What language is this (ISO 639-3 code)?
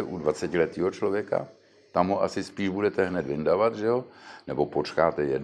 ces